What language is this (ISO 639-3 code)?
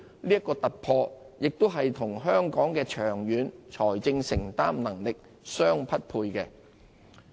yue